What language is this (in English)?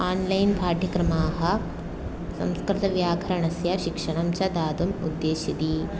Sanskrit